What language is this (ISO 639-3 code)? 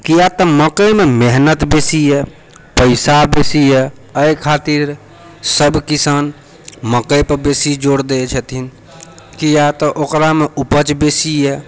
mai